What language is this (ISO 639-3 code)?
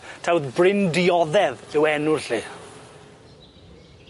cym